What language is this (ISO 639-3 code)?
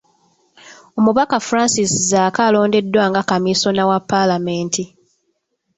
lug